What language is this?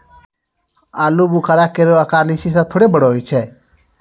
Maithili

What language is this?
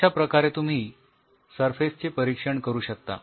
Marathi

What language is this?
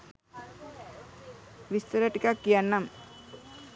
Sinhala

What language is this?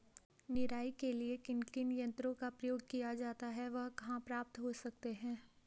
Hindi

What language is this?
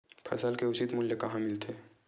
Chhattisgarhi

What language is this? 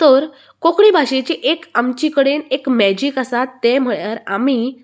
Konkani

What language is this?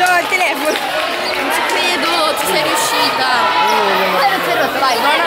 Italian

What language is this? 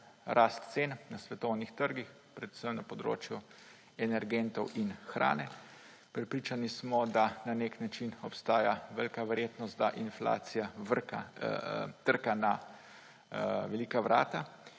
Slovenian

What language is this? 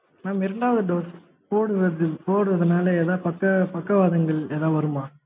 Tamil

